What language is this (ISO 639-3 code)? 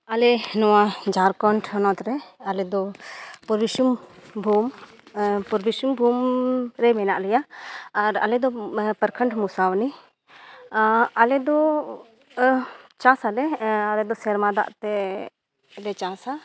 sat